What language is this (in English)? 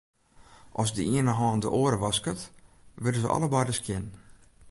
Western Frisian